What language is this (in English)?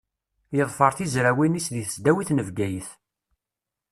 Kabyle